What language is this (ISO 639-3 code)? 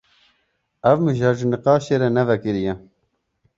kur